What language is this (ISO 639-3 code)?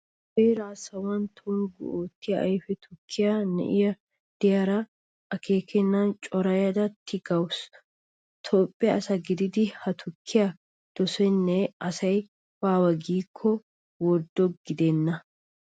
wal